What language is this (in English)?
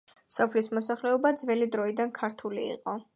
Georgian